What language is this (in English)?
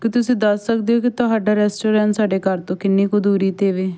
Punjabi